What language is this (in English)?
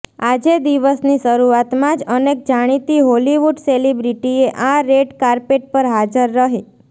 Gujarati